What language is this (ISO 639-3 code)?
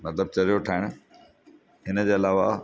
snd